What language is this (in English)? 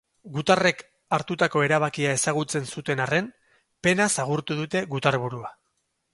Basque